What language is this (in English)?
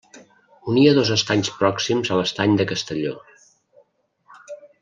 Catalan